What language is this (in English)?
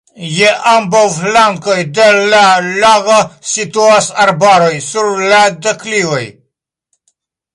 Esperanto